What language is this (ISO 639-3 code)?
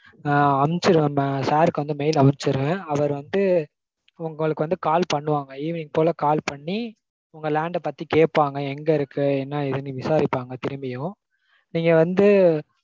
tam